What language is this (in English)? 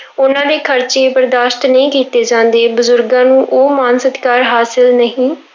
Punjabi